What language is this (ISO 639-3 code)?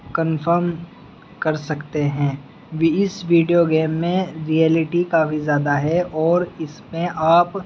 urd